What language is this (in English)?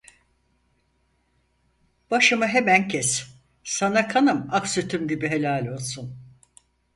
Turkish